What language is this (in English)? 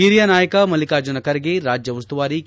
Kannada